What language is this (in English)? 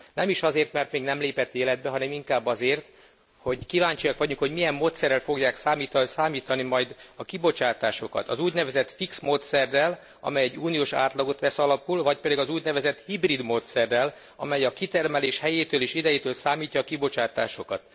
Hungarian